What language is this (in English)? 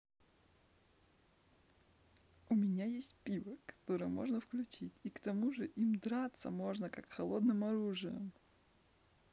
Russian